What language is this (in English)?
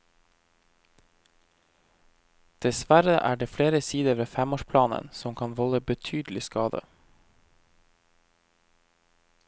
Norwegian